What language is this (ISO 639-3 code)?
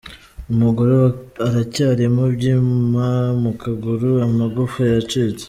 kin